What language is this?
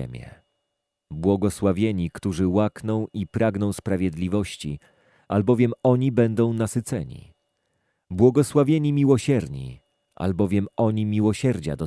Polish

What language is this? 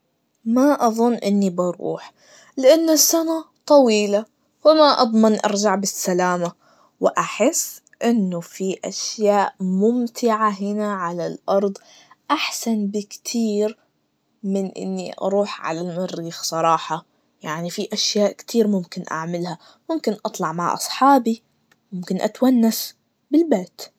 Najdi Arabic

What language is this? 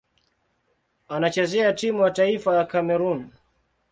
Swahili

